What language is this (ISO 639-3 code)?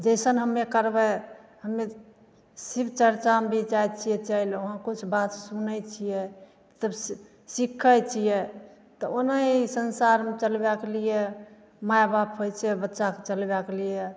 mai